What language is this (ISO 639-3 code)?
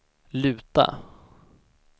swe